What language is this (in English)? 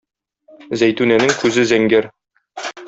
Tatar